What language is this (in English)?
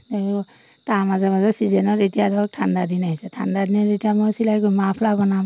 Assamese